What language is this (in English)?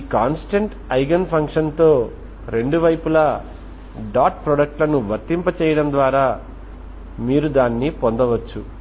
Telugu